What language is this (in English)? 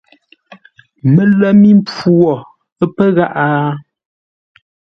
Ngombale